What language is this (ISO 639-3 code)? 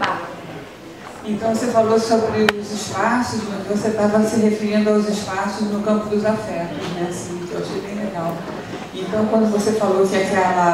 por